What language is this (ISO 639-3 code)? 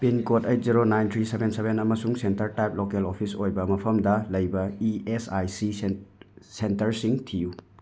mni